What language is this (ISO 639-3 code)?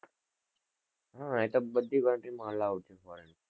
guj